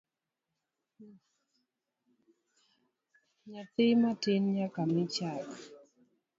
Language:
Luo (Kenya and Tanzania)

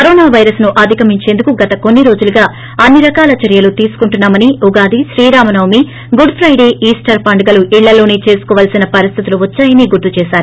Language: Telugu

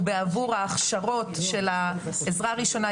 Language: Hebrew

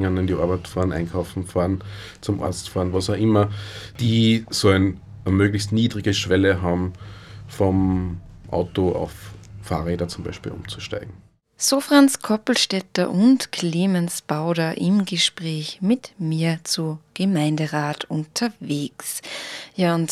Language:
German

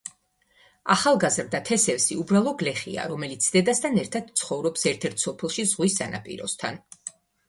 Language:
Georgian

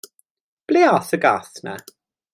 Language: Welsh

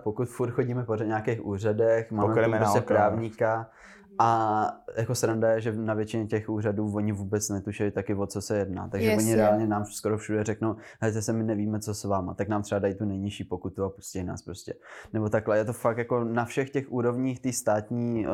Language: Czech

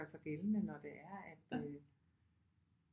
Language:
Danish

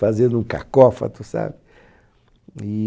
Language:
Portuguese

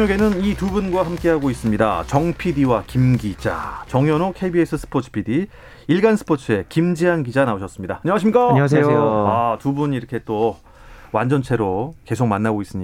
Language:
Korean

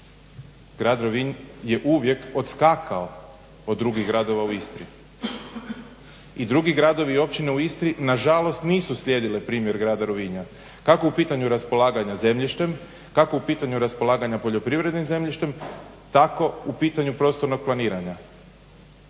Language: Croatian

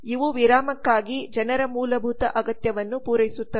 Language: Kannada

